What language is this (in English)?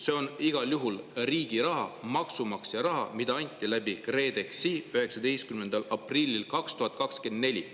Estonian